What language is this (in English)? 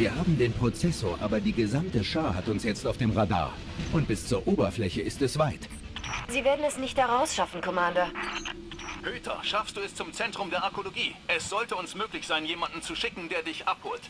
German